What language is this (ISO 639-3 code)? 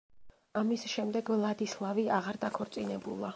kat